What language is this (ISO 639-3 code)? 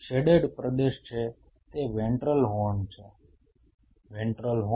guj